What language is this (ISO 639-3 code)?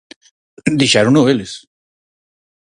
glg